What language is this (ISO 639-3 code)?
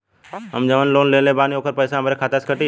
bho